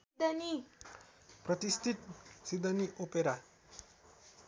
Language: Nepali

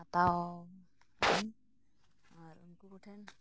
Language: Santali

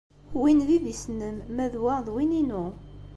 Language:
Kabyle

